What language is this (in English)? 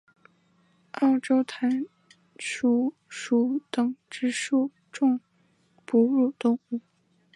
Chinese